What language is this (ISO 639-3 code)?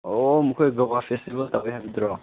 mni